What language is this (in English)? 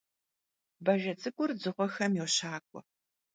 Kabardian